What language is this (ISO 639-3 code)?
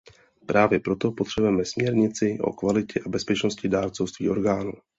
ces